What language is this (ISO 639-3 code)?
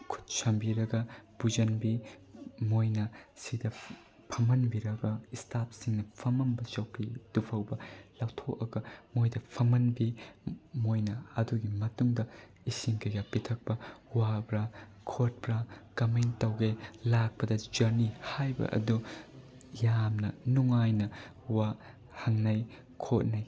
mni